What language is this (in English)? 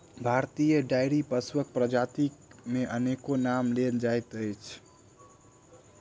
Maithili